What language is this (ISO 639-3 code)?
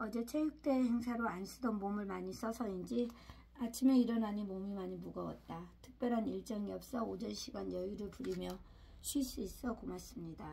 kor